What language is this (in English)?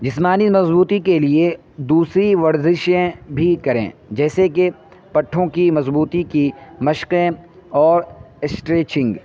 Urdu